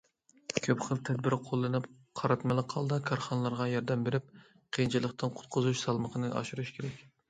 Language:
Uyghur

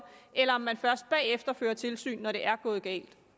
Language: Danish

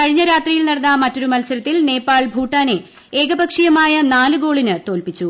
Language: Malayalam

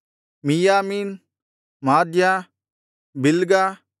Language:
Kannada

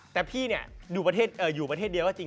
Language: Thai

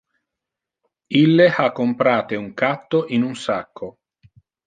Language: Interlingua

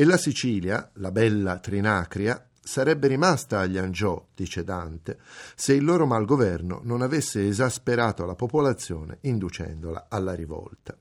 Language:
Italian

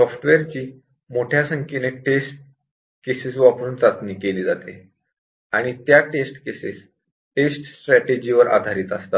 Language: Marathi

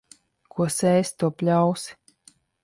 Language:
Latvian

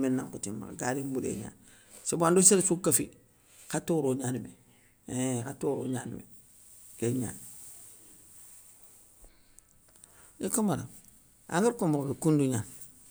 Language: Soninke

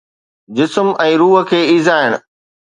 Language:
Sindhi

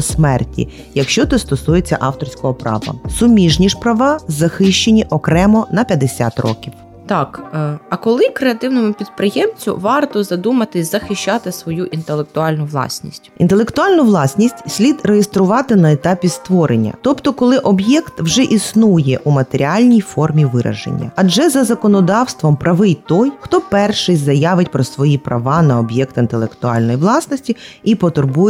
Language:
Ukrainian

